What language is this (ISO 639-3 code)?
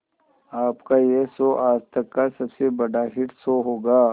hin